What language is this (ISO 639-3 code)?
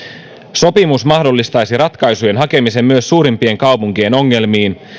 fin